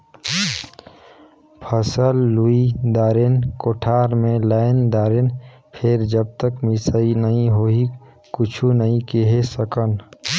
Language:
Chhattisgarhi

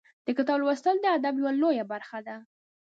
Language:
Pashto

